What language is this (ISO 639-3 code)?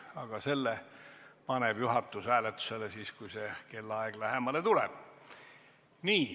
est